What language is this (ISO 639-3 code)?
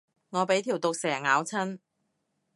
yue